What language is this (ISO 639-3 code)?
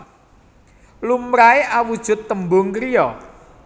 jav